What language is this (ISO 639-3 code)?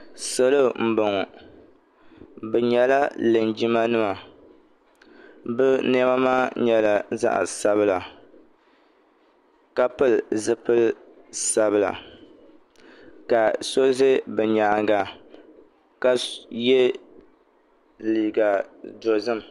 dag